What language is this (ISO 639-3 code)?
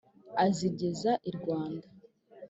kin